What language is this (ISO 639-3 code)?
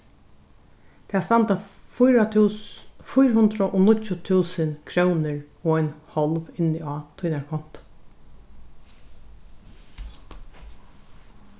fao